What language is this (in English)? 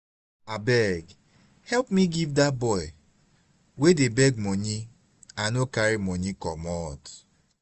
Nigerian Pidgin